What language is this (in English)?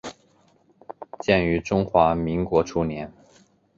Chinese